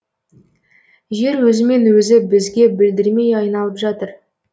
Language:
Kazakh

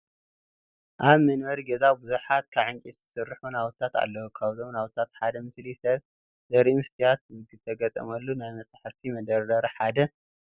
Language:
Tigrinya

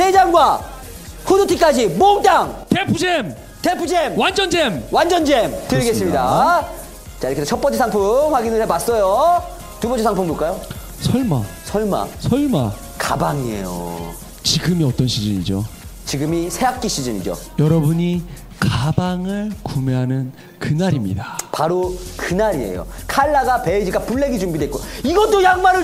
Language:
Korean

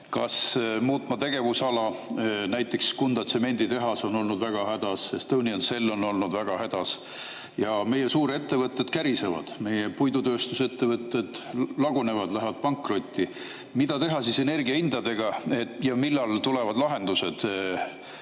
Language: Estonian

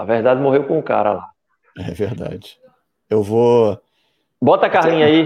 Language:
Portuguese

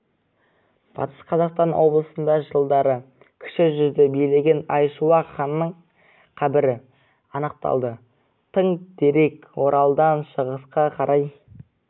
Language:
Kazakh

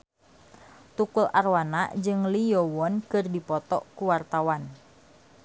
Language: Sundanese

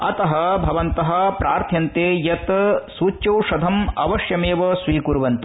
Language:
Sanskrit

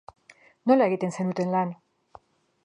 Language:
Basque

